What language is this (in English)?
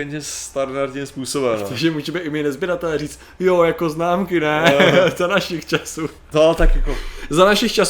Czech